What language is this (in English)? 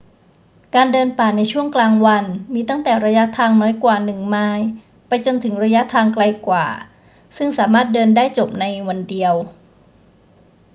Thai